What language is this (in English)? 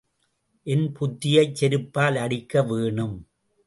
Tamil